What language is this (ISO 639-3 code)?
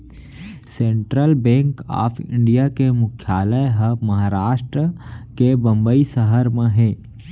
hne